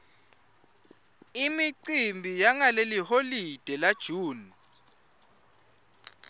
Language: Swati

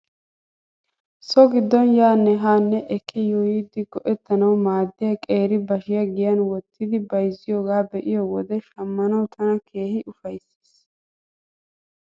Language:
Wolaytta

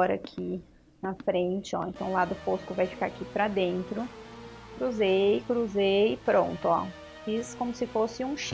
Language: Portuguese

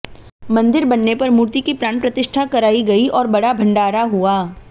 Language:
Hindi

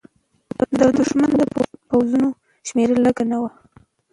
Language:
Pashto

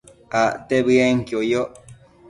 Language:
Matsés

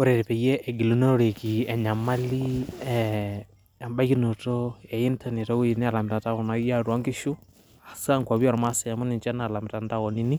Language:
Masai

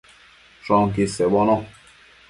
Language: Matsés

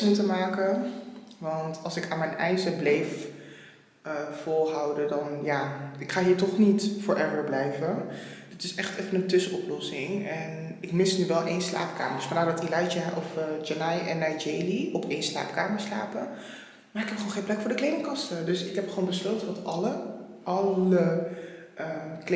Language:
Dutch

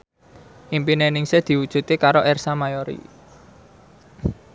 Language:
Javanese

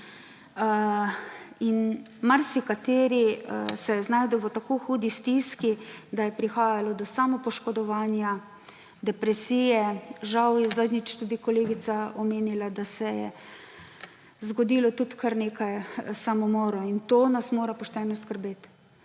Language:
Slovenian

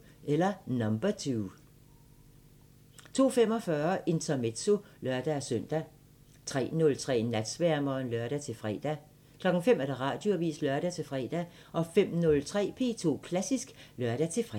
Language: Danish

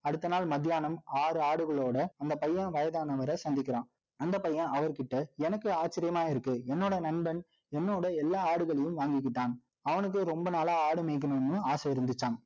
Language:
Tamil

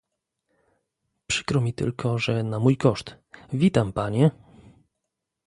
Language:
Polish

